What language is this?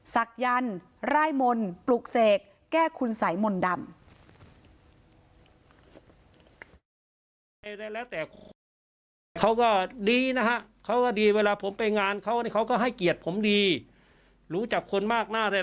Thai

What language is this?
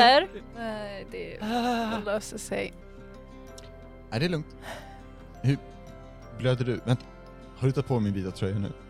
Swedish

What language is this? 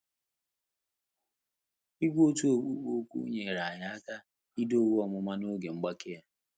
Igbo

